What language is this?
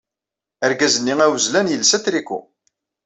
Kabyle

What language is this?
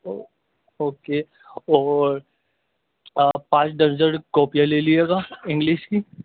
Urdu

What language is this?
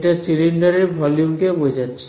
Bangla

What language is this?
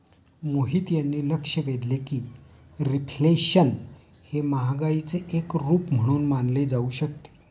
Marathi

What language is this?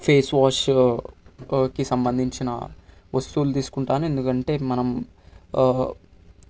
Telugu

